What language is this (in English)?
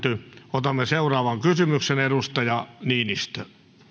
Finnish